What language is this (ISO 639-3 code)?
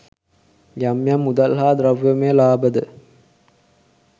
sin